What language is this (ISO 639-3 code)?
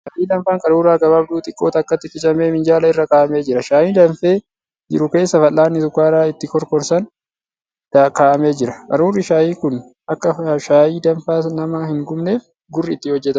orm